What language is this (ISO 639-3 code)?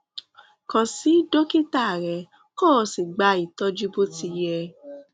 yor